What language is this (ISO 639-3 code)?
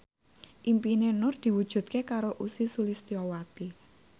jav